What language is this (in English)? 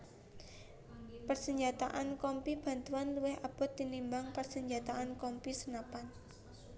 Javanese